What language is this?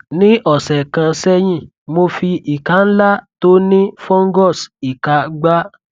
Yoruba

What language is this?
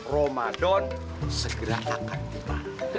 Indonesian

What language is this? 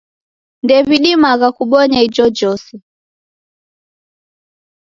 Taita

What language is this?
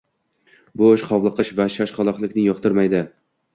Uzbek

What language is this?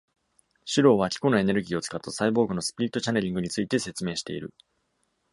Japanese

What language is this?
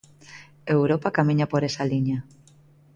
Galician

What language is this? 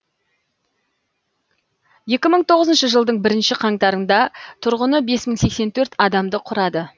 Kazakh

